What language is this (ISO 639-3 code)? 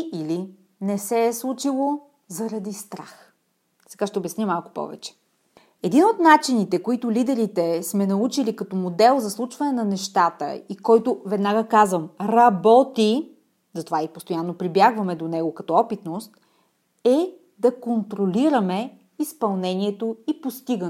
bul